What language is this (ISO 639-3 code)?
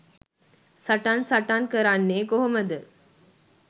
sin